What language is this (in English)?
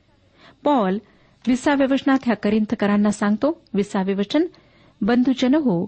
Marathi